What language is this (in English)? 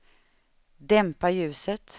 Swedish